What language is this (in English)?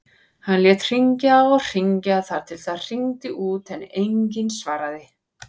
Icelandic